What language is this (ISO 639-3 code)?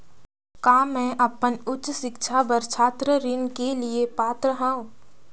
hne